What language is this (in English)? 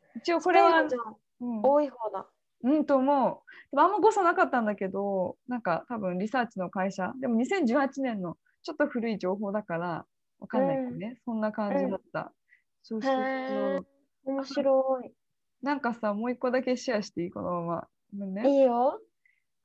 Japanese